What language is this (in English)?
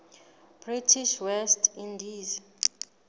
Southern Sotho